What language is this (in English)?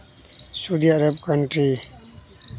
Santali